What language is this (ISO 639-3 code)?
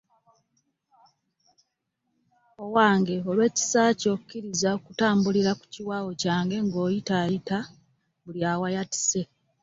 lug